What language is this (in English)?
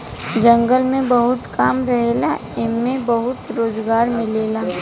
Bhojpuri